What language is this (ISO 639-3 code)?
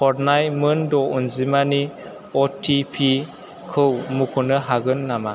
brx